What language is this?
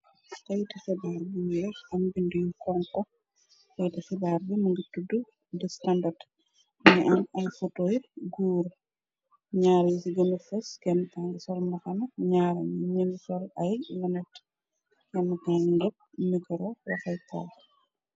Wolof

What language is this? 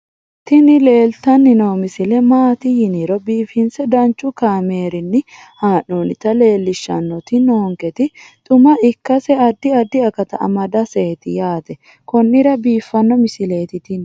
Sidamo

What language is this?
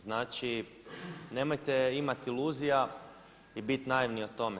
Croatian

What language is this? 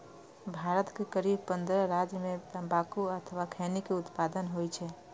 Maithili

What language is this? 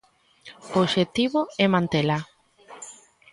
Galician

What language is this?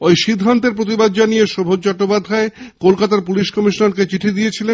Bangla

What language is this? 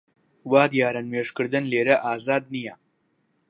Central Kurdish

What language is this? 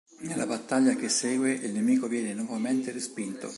Italian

